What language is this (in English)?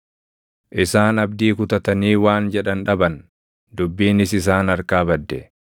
Oromo